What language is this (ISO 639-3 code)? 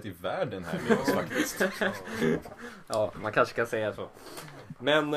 swe